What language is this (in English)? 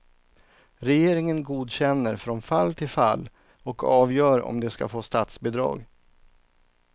Swedish